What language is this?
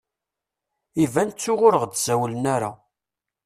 Kabyle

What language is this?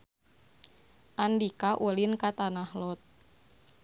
Sundanese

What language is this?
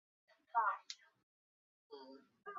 Chinese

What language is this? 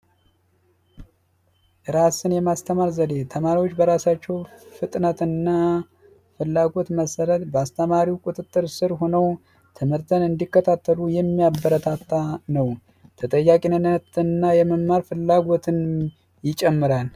Amharic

